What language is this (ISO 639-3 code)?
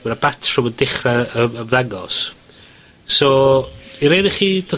cym